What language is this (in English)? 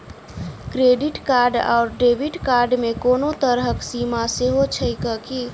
Maithili